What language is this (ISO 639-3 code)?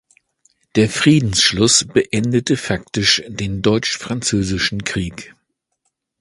deu